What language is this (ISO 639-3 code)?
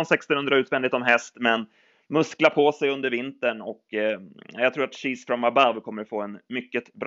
swe